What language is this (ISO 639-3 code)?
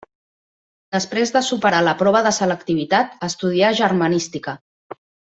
cat